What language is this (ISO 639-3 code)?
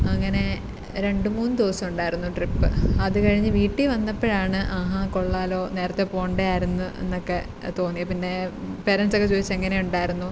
mal